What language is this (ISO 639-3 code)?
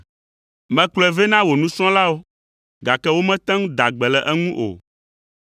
ewe